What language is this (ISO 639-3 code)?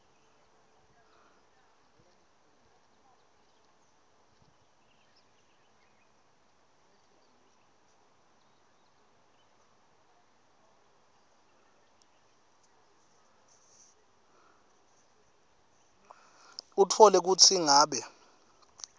ssw